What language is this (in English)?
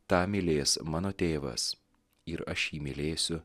Lithuanian